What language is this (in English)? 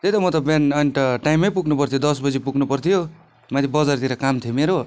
Nepali